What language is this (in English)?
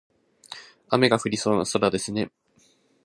Japanese